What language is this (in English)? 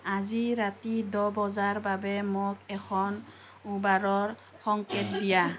Assamese